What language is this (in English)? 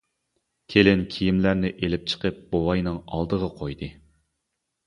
Uyghur